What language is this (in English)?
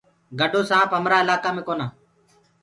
Gurgula